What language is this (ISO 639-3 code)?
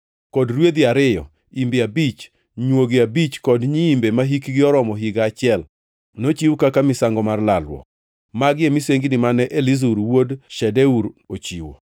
luo